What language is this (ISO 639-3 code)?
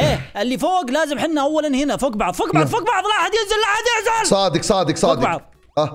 ara